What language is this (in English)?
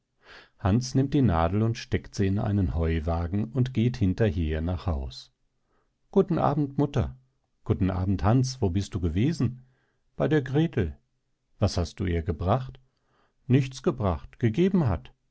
German